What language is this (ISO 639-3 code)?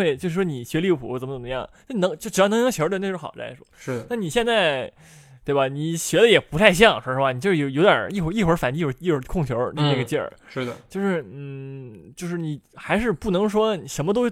zho